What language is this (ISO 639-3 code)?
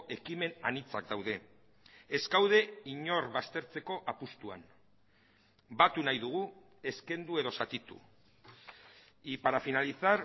eus